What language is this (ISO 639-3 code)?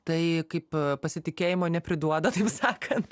lit